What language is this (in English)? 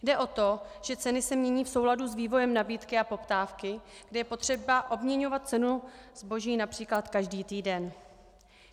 Czech